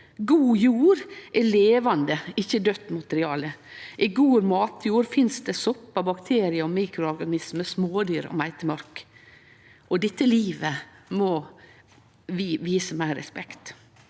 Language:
Norwegian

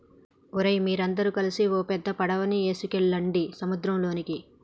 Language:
Telugu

